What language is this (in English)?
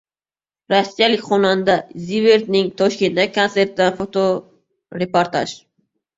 Uzbek